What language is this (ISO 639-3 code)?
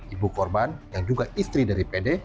ind